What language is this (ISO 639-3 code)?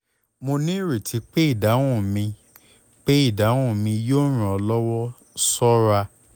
yor